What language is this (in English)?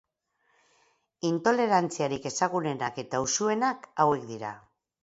Basque